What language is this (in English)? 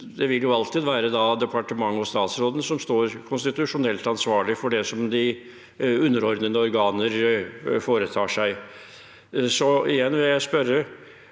Norwegian